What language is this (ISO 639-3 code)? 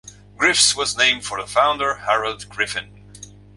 eng